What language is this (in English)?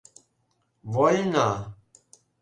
Mari